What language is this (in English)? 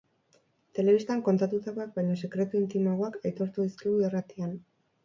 Basque